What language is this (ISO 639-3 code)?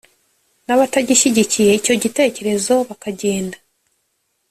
kin